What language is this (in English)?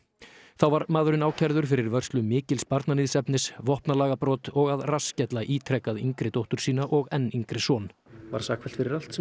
Icelandic